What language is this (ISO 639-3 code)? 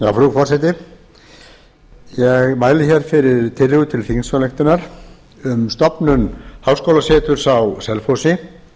isl